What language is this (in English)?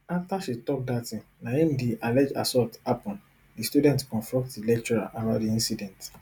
Nigerian Pidgin